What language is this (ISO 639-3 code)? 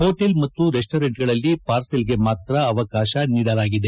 kan